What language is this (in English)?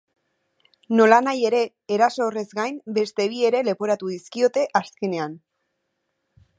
Basque